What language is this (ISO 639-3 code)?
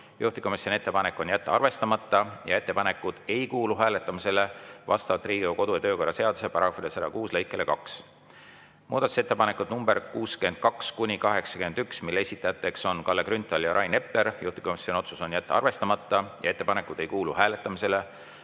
est